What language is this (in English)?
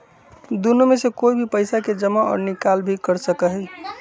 Magahi